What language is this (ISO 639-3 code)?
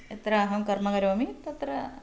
san